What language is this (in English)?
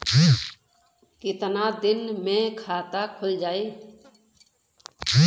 Bhojpuri